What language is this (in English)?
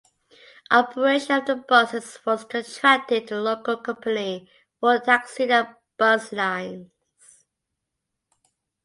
English